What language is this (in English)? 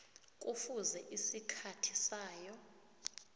South Ndebele